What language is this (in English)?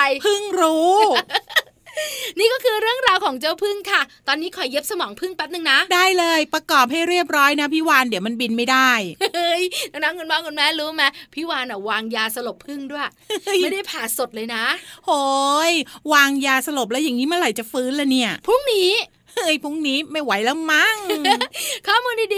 Thai